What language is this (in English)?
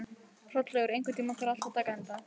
Icelandic